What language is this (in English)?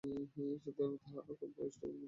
Bangla